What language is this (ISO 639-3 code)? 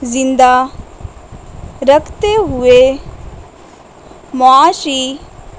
urd